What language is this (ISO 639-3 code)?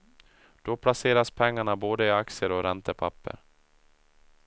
swe